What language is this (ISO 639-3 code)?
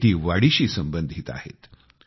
mar